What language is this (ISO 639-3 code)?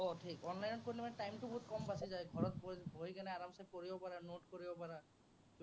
asm